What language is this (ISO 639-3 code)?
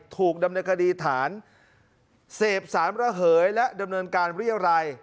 tha